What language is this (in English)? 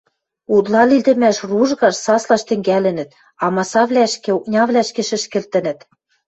Western Mari